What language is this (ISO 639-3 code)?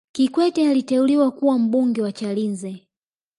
swa